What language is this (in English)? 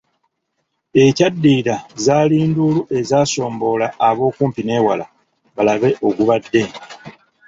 Ganda